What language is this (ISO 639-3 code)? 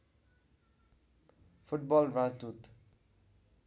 nep